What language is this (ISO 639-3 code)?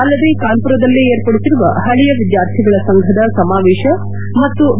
kan